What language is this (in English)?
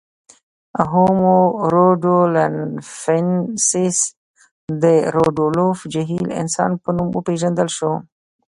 Pashto